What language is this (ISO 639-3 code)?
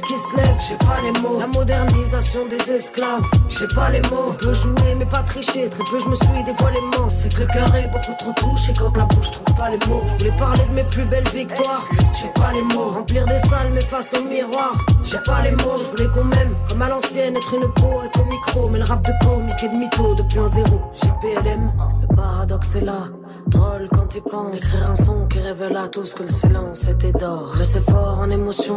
fra